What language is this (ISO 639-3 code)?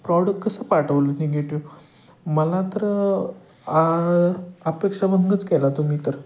mar